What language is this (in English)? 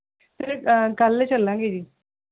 Punjabi